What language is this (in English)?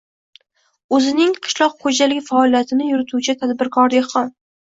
Uzbek